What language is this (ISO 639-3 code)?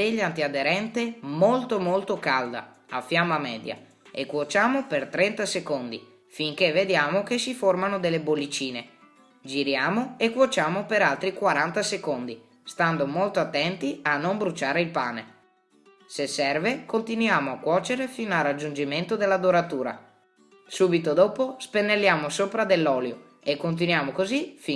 ita